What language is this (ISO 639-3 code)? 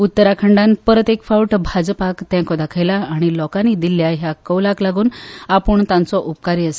kok